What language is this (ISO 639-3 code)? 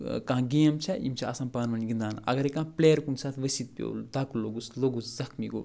kas